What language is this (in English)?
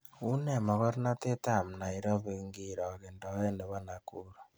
Kalenjin